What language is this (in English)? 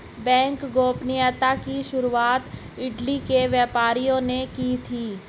Hindi